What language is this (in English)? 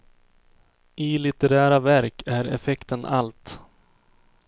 Swedish